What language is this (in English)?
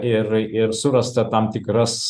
Lithuanian